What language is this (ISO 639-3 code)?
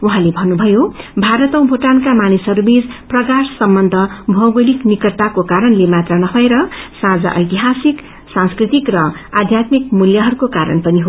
nep